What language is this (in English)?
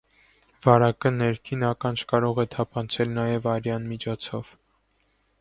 Armenian